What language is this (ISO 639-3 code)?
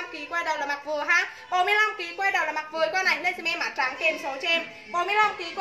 vie